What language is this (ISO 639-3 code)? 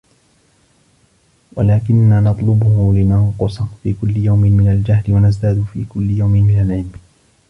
ara